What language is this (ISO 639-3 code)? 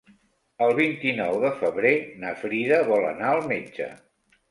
cat